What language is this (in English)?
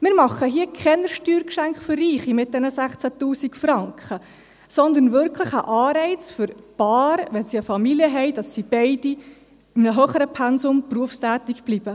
Swiss German